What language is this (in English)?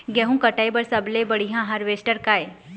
Chhattisgarhi